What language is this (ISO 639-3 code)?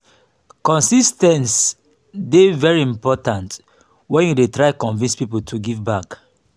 pcm